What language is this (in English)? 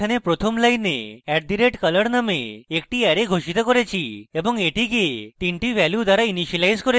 Bangla